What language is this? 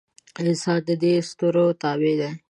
Pashto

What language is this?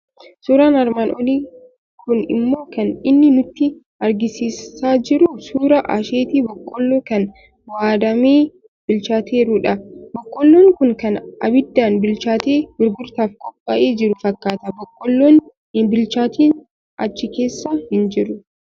Oromo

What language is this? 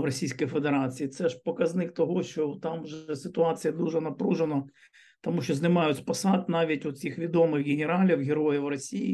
Ukrainian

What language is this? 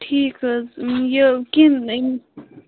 Kashmiri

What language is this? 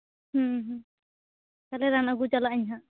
Santali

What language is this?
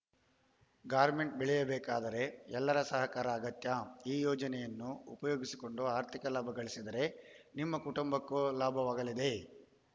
Kannada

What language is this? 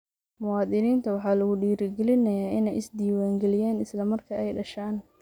Somali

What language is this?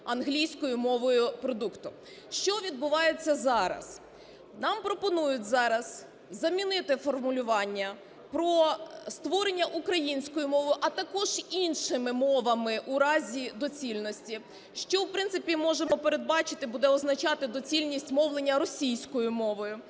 Ukrainian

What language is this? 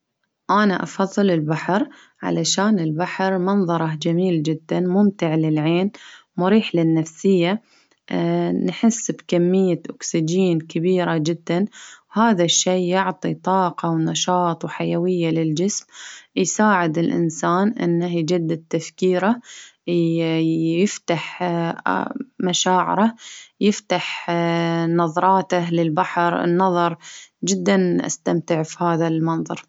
Baharna Arabic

